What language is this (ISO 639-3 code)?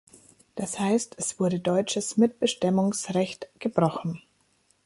deu